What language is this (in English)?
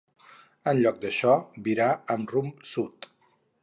Catalan